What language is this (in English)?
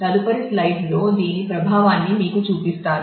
Telugu